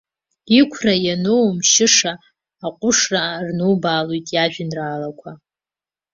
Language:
Abkhazian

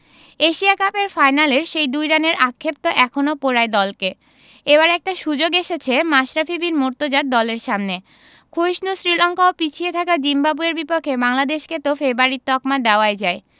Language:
Bangla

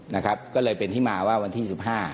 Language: Thai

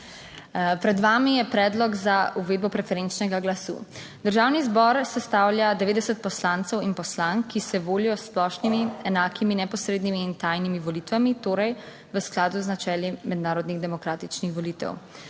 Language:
Slovenian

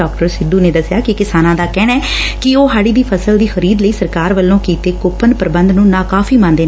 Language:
Punjabi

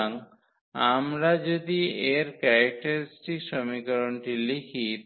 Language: Bangla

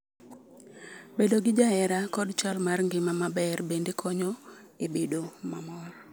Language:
Luo (Kenya and Tanzania)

